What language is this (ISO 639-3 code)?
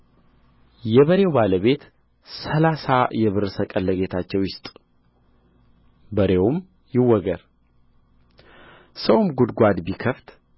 amh